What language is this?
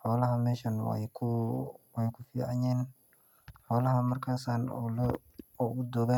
Somali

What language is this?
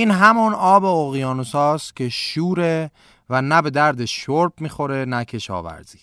Persian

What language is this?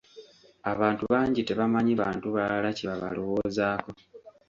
Ganda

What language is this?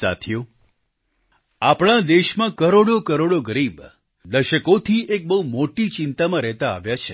Gujarati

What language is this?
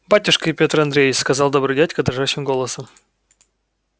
Russian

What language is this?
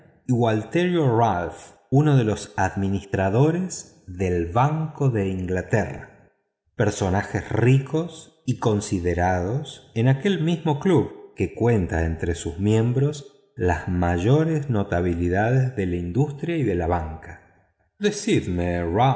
Spanish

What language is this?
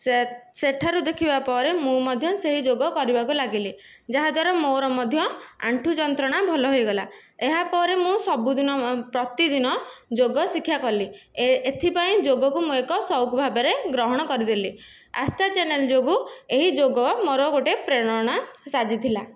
Odia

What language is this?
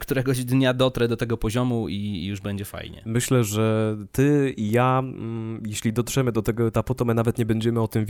Polish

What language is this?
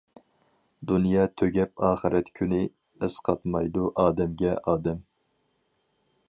Uyghur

